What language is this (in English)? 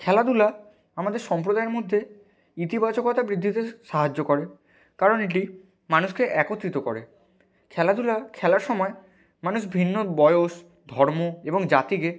Bangla